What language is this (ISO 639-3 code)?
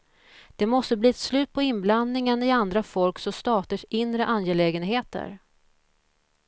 swe